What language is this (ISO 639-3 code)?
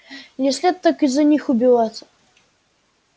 rus